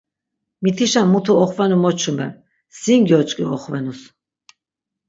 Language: Laz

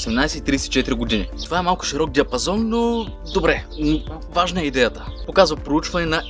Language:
Bulgarian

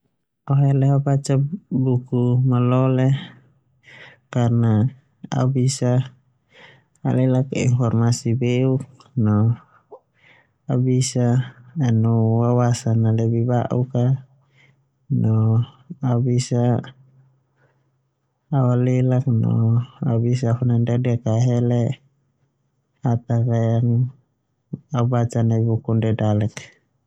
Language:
Termanu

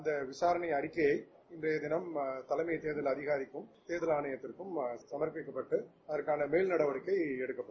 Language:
Tamil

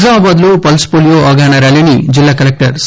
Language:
Telugu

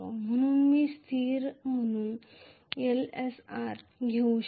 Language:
Marathi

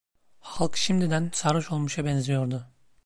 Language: Turkish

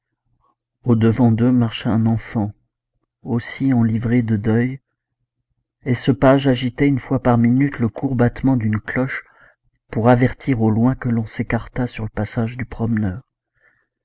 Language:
French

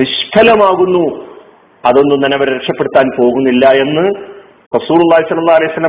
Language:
Malayalam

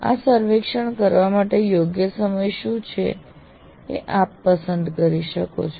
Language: Gujarati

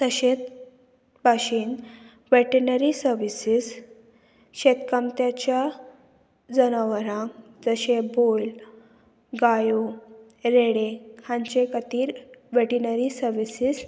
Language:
Konkani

